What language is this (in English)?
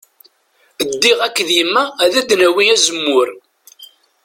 Kabyle